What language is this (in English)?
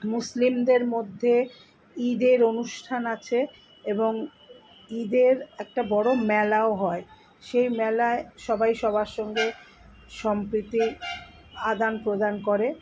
Bangla